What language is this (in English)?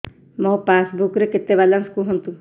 Odia